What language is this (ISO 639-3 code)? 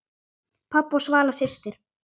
isl